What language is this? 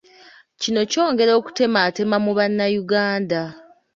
Ganda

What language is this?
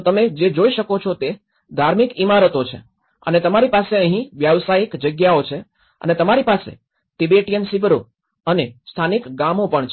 Gujarati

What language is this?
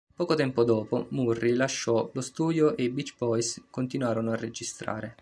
Italian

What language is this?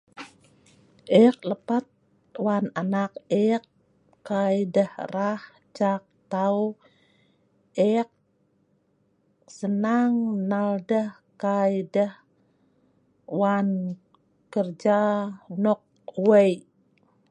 Sa'ban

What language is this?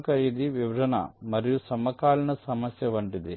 Telugu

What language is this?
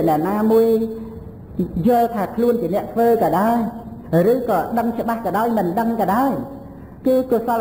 Vietnamese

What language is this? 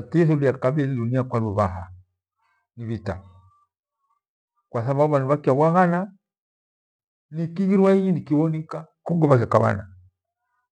Gweno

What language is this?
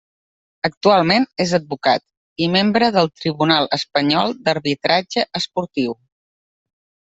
Catalan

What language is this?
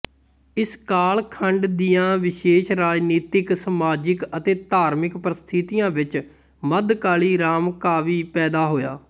Punjabi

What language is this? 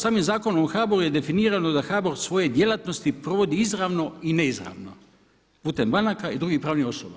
Croatian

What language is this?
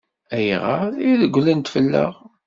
Kabyle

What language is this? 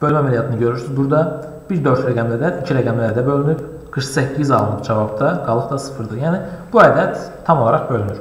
Turkish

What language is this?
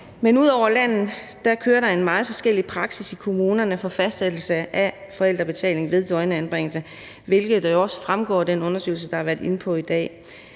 Danish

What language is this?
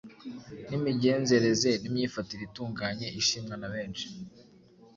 Kinyarwanda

